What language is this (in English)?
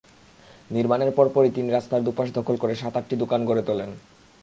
Bangla